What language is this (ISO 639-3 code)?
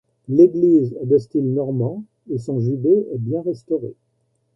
fra